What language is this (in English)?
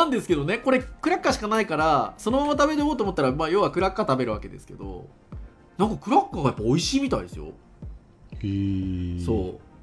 Japanese